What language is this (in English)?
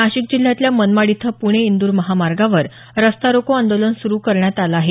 Marathi